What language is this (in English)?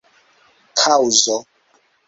Esperanto